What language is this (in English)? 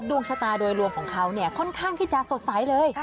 Thai